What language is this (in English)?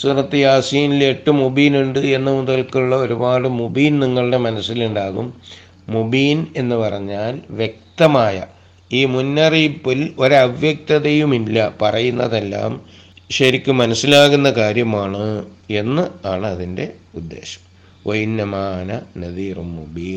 Malayalam